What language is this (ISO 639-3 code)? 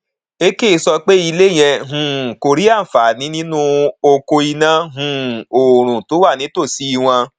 yor